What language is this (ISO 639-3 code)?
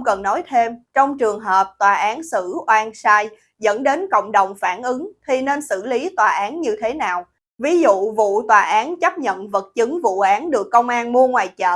vie